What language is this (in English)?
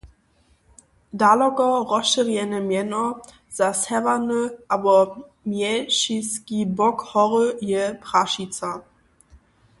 Upper Sorbian